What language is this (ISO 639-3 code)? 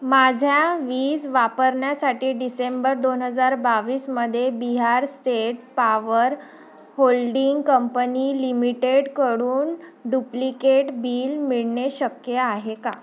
mar